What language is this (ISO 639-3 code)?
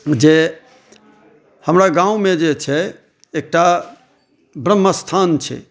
mai